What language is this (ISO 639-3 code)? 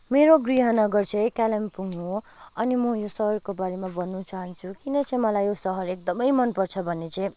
nep